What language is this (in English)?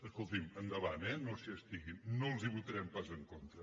Catalan